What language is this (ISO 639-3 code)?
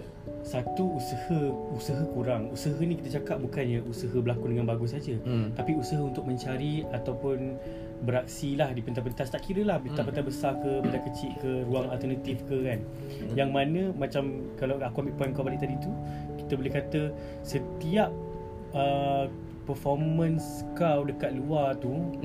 msa